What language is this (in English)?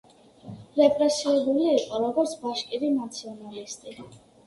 Georgian